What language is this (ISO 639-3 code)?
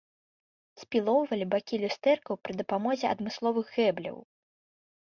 bel